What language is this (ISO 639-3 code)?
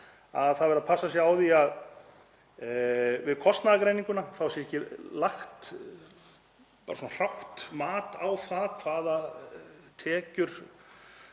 isl